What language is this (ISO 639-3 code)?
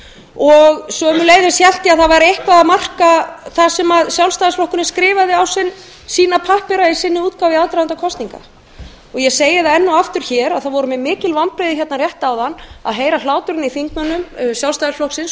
isl